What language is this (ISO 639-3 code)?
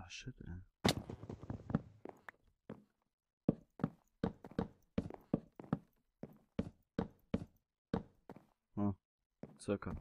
deu